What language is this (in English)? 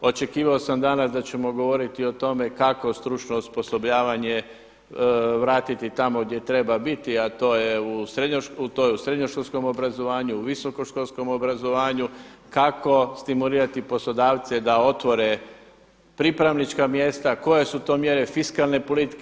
Croatian